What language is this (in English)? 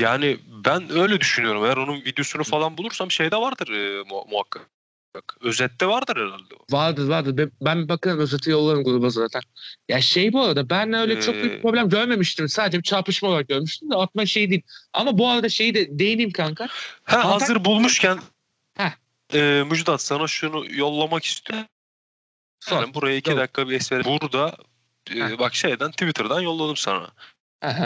Turkish